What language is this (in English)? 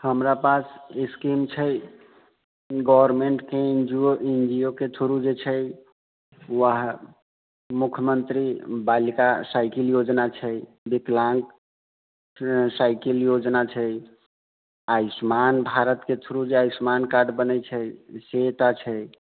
Maithili